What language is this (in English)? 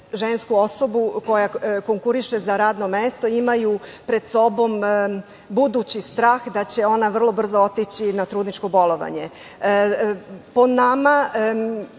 Serbian